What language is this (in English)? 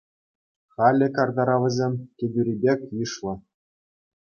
Chuvash